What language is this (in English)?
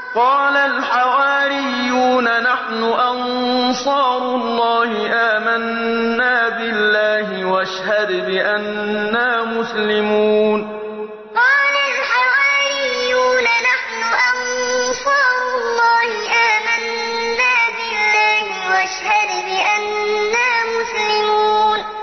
Arabic